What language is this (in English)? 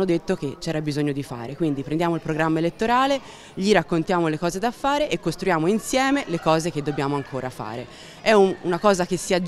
Italian